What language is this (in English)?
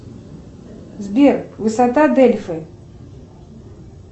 Russian